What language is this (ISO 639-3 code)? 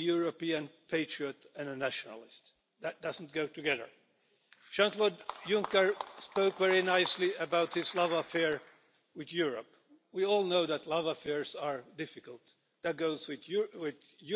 eng